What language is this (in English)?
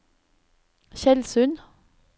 Norwegian